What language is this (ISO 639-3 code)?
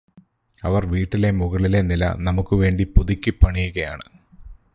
mal